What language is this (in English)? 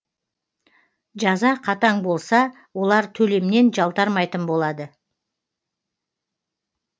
Kazakh